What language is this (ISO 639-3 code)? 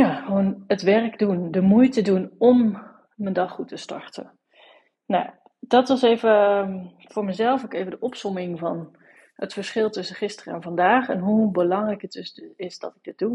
nld